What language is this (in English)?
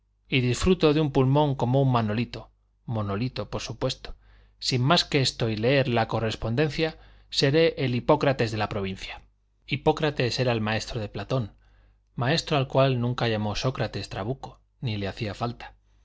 Spanish